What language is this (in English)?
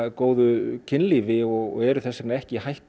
Icelandic